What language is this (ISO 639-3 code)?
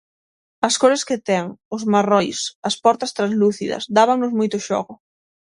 glg